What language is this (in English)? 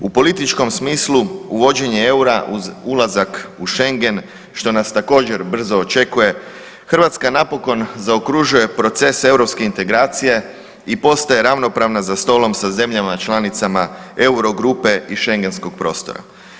Croatian